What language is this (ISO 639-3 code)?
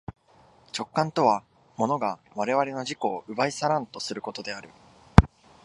jpn